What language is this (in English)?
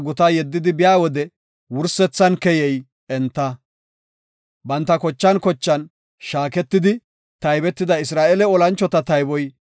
Gofa